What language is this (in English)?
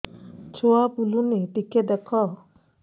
Odia